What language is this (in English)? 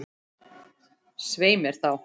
Icelandic